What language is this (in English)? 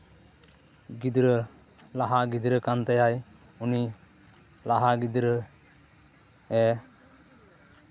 Santali